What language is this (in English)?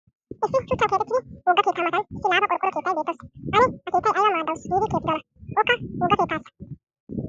Wolaytta